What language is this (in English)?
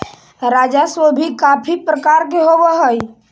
Magahi